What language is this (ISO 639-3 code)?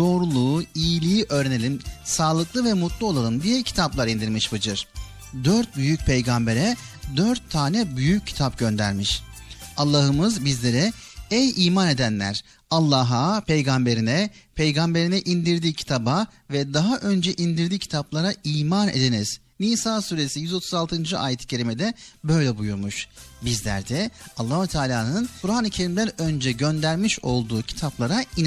tur